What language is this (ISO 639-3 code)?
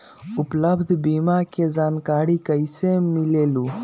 mag